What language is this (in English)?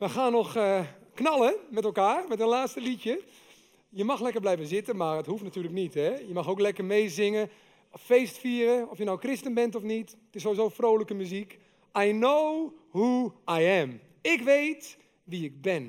Dutch